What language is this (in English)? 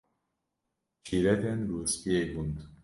Kurdish